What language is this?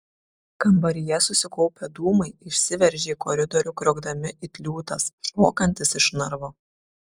Lithuanian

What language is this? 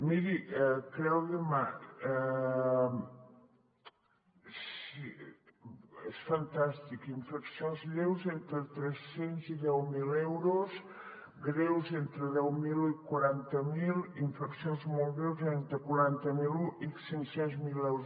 Catalan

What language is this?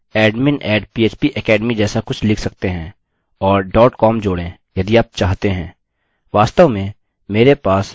Hindi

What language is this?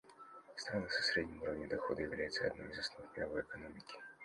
Russian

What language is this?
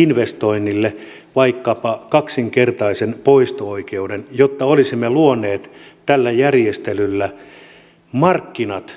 Finnish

